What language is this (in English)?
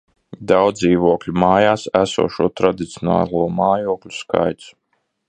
Latvian